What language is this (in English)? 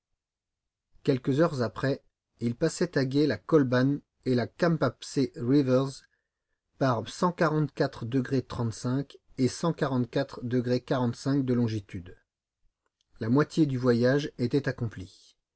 French